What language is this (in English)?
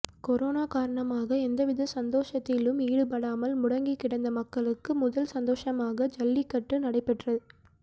Tamil